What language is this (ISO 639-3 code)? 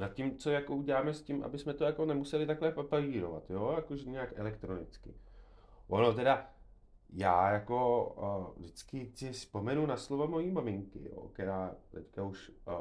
ces